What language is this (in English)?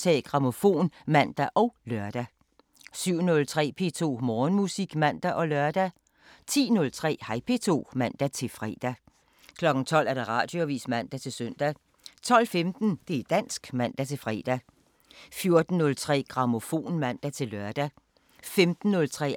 Danish